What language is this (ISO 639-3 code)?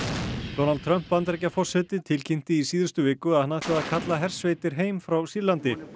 isl